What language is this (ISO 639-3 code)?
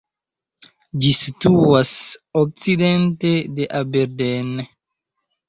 epo